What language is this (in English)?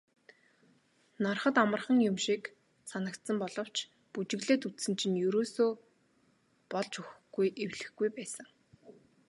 Mongolian